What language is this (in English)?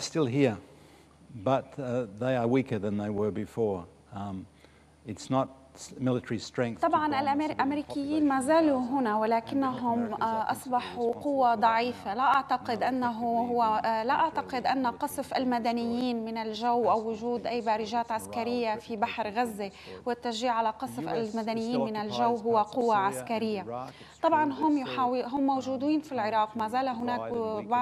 Arabic